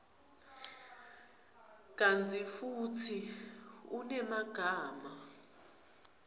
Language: Swati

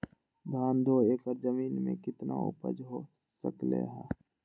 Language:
Magahi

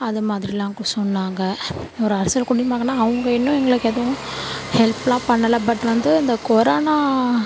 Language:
Tamil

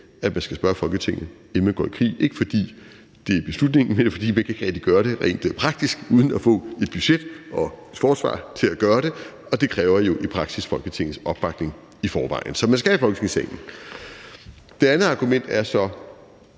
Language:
Danish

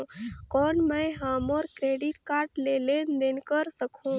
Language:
Chhattisgarhi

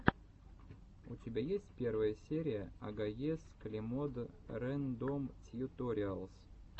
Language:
Russian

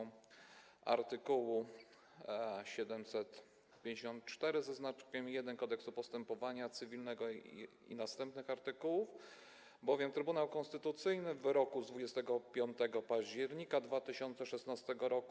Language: Polish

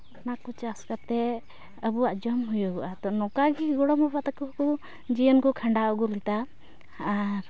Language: Santali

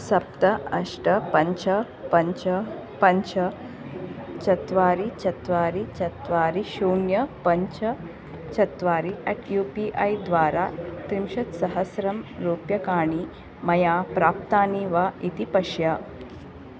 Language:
Sanskrit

